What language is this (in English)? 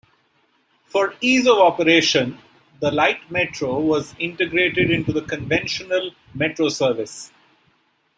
English